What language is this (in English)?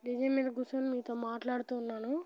Telugu